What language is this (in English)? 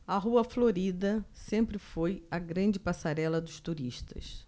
Portuguese